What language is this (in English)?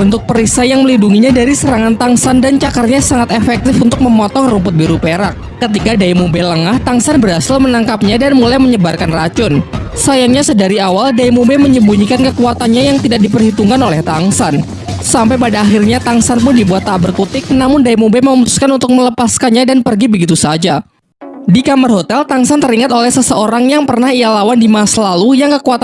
Indonesian